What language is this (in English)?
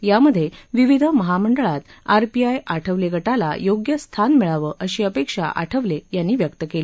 Marathi